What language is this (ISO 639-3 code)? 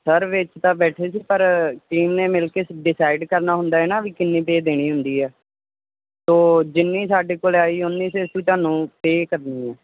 pan